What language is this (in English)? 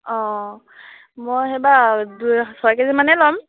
Assamese